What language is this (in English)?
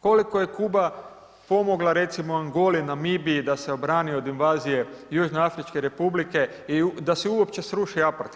Croatian